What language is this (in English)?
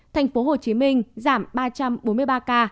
Vietnamese